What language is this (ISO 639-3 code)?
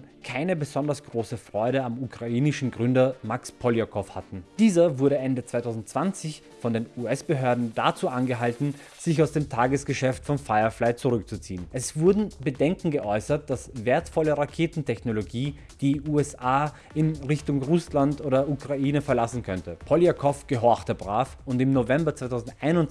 deu